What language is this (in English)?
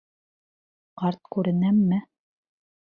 Bashkir